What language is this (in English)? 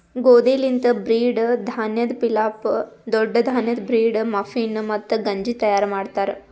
Kannada